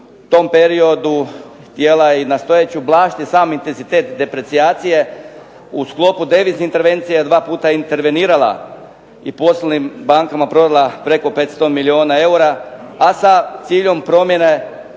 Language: Croatian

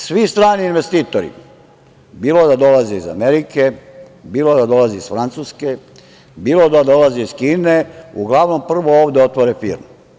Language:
Serbian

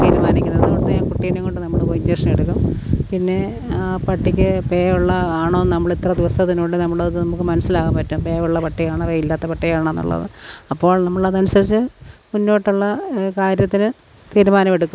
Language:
Malayalam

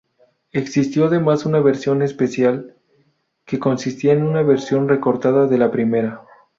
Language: Spanish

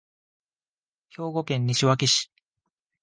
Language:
Japanese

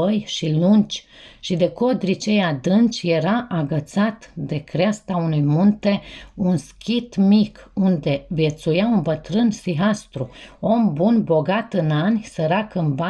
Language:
Romanian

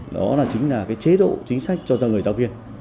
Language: Vietnamese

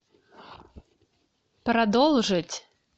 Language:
Russian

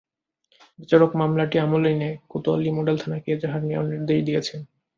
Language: Bangla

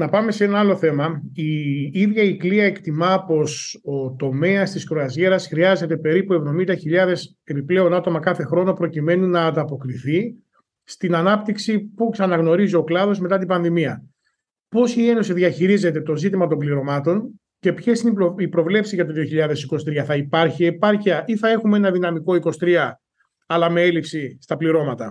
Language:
Greek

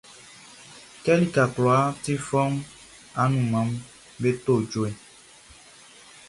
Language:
Baoulé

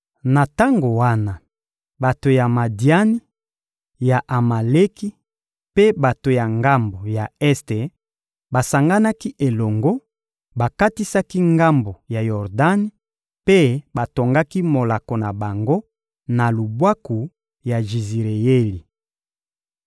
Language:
Lingala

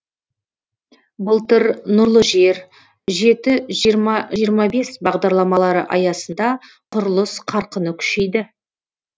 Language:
Kazakh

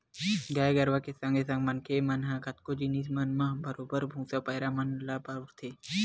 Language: Chhattisgarhi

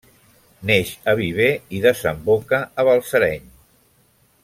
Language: Catalan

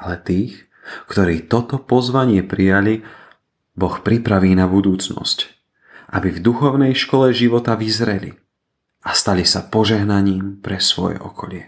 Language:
Slovak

